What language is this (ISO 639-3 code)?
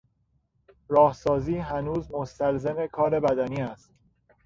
fas